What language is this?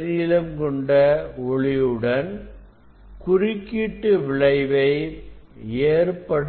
Tamil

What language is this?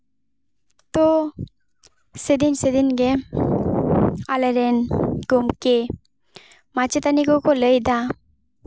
Santali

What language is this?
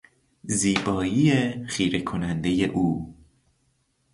Persian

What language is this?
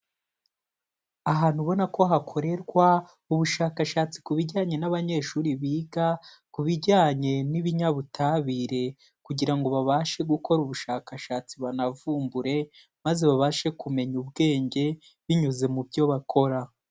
Kinyarwanda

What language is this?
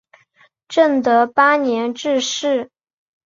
Chinese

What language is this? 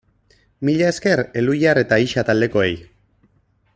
Basque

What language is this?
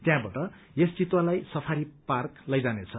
Nepali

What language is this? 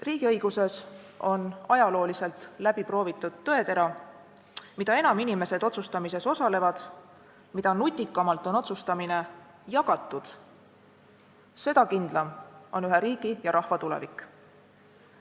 Estonian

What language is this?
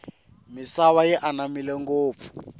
Tsonga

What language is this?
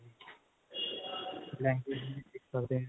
Punjabi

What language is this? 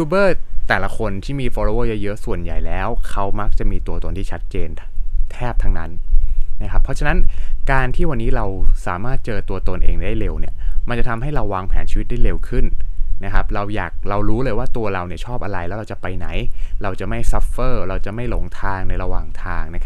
Thai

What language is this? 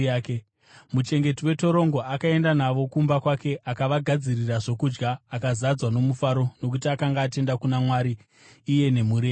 Shona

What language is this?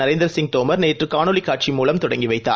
Tamil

